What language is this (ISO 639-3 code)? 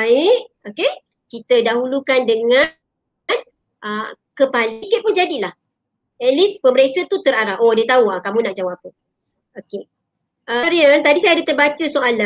msa